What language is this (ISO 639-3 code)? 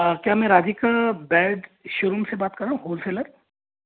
hin